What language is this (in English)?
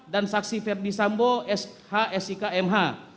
Indonesian